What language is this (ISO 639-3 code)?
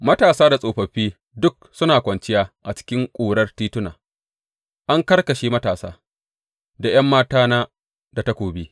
hau